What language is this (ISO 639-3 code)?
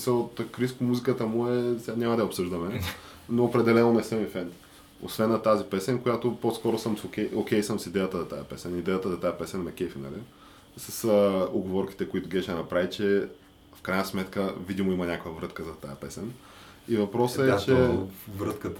bul